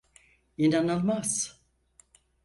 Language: Turkish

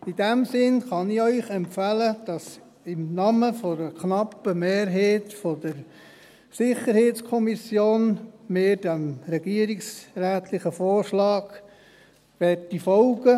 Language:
Swiss German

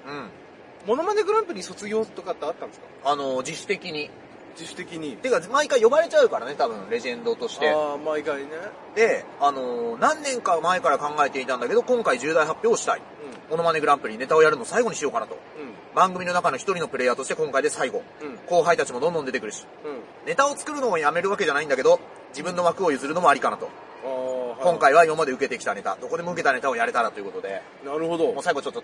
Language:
Japanese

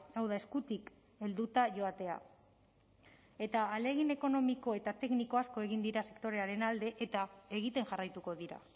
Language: Basque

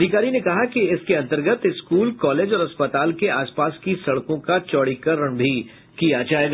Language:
Hindi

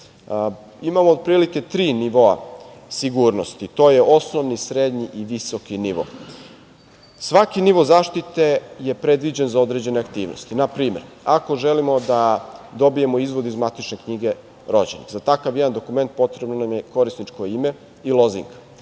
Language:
Serbian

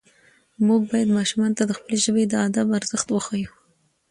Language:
Pashto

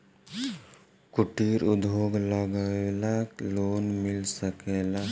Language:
Bhojpuri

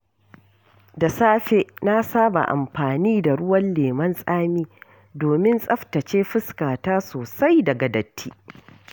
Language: Hausa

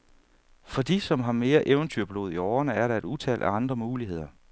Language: Danish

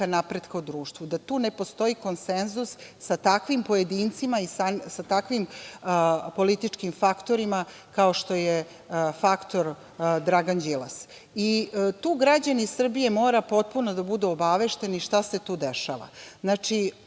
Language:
Serbian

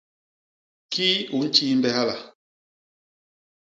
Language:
Basaa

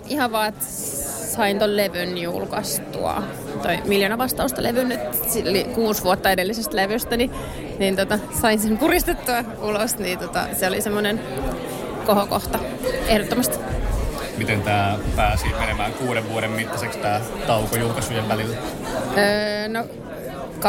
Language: Finnish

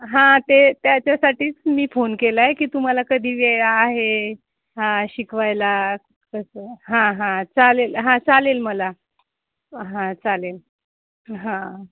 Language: Marathi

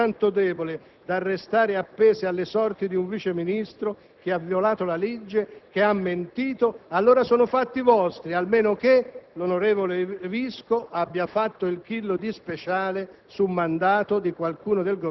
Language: Italian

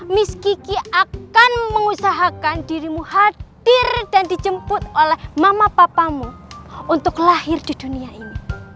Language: Indonesian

